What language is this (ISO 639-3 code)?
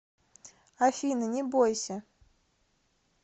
rus